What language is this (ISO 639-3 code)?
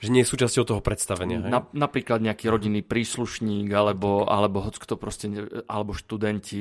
slk